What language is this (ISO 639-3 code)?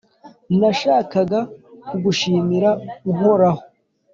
kin